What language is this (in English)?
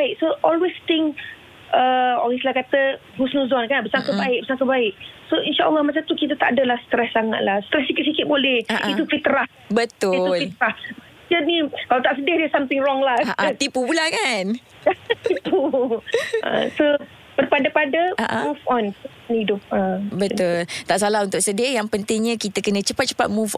Malay